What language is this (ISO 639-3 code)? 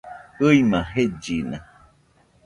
hux